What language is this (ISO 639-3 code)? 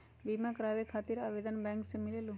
mag